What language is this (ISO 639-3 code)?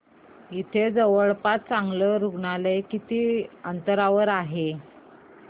mar